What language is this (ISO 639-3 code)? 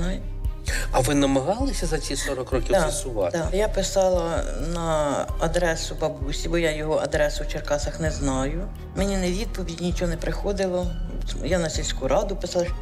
ukr